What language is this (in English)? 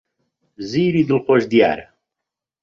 Central Kurdish